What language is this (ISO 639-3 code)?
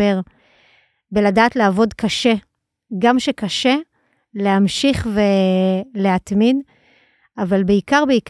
heb